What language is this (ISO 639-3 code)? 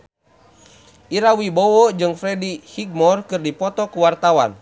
sun